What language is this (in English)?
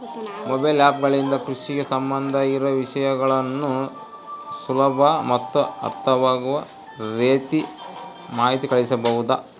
Kannada